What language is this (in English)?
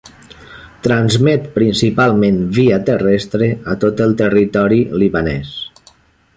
Catalan